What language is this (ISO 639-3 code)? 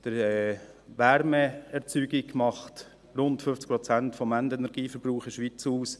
gsw